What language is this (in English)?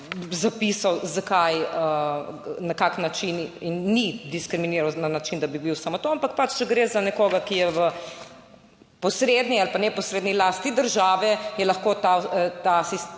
Slovenian